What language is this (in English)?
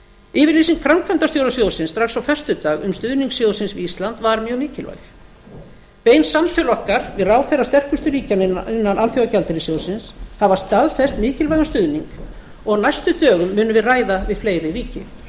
Icelandic